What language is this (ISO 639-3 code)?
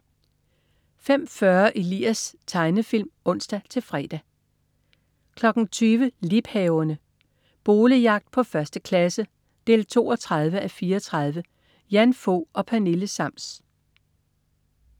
dan